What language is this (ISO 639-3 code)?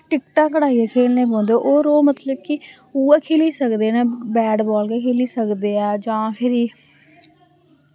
doi